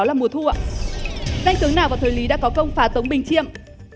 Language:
Vietnamese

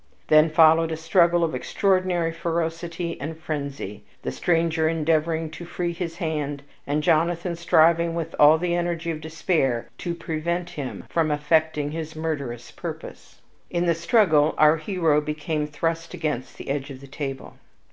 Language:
English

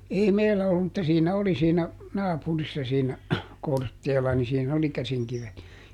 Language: Finnish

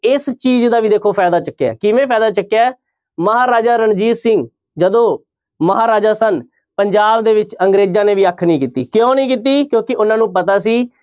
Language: Punjabi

